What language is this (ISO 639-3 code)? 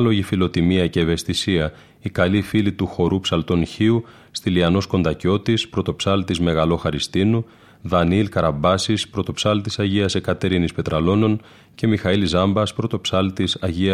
ell